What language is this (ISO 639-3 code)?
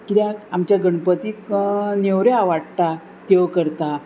kok